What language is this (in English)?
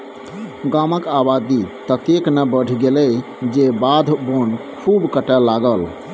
Maithili